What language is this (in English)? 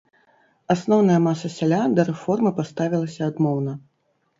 Belarusian